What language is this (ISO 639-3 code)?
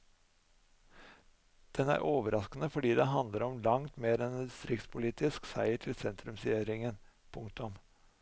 nor